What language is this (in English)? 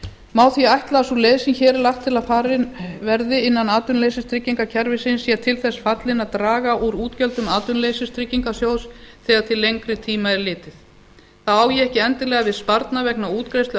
Icelandic